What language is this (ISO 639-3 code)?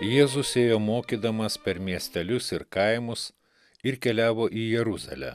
lit